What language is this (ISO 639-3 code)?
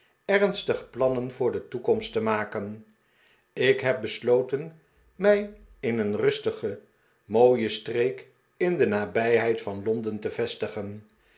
nld